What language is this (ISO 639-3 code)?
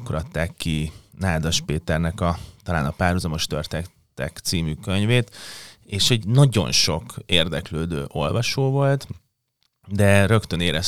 hun